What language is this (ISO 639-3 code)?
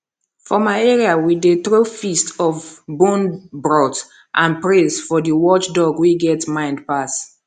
pcm